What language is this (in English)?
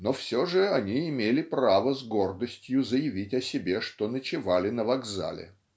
Russian